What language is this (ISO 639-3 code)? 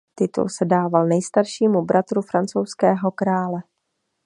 ces